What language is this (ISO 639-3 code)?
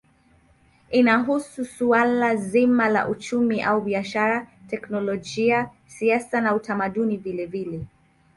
swa